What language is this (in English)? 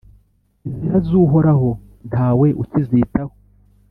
Kinyarwanda